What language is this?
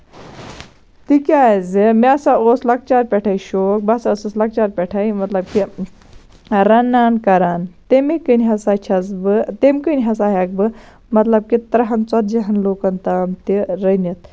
Kashmiri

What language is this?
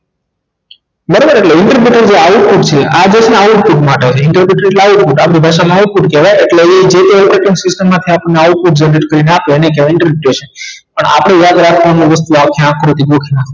Gujarati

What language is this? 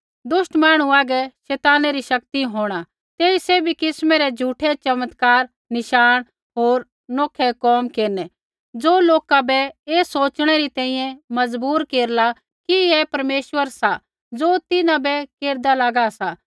Kullu Pahari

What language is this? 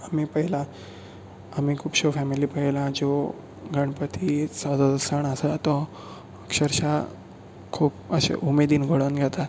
Konkani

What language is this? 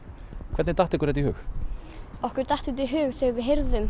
Icelandic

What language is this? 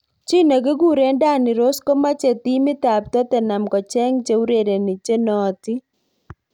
Kalenjin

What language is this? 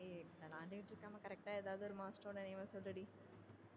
Tamil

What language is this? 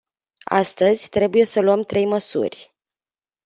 Romanian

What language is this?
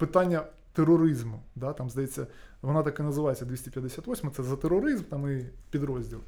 Ukrainian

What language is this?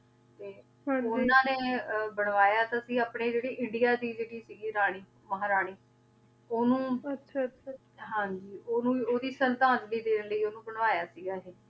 Punjabi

